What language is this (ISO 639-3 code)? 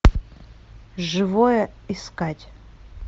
rus